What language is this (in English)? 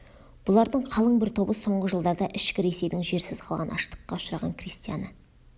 Kazakh